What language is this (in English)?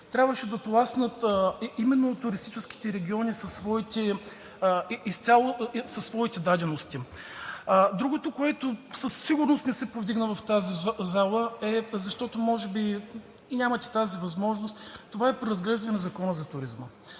Bulgarian